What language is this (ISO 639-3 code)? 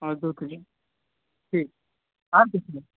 mai